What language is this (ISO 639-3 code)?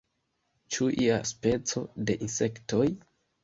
epo